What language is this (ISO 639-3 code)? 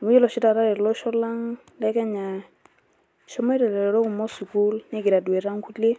mas